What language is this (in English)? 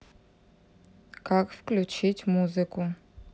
Russian